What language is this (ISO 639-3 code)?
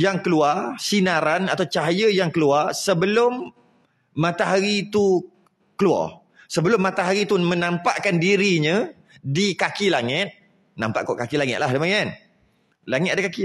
msa